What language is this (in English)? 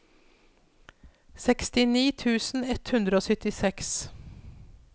Norwegian